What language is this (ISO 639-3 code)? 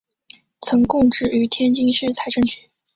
zho